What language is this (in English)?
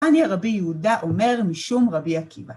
Hebrew